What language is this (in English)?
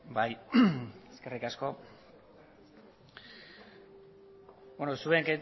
Basque